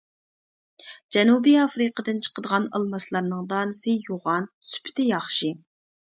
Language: Uyghur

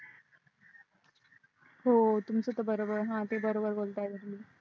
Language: Marathi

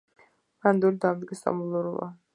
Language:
Georgian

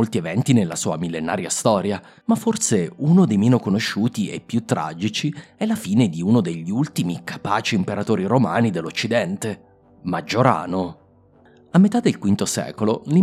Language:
Italian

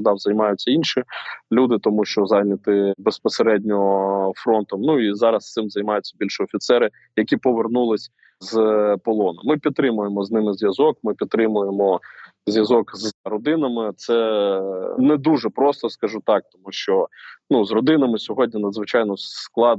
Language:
Ukrainian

